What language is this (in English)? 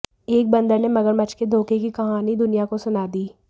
Hindi